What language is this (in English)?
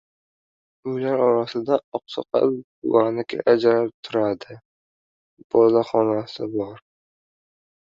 Uzbek